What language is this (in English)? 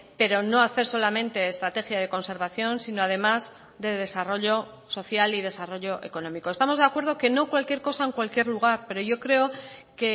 Spanish